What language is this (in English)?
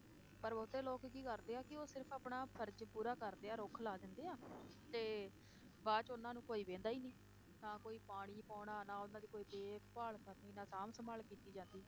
Punjabi